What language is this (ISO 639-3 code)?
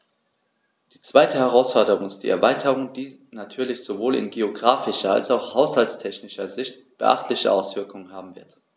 deu